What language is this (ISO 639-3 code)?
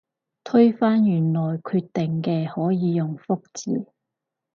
yue